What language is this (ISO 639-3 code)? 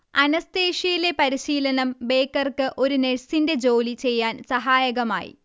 mal